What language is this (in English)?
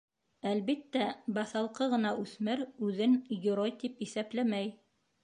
Bashkir